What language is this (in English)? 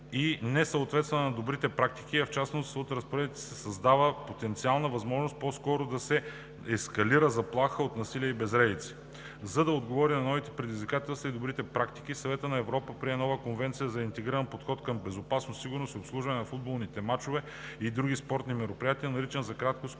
Bulgarian